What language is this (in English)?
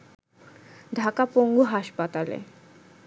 Bangla